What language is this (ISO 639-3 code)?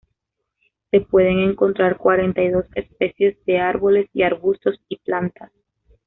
spa